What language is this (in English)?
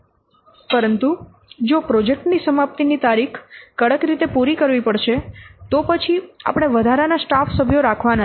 Gujarati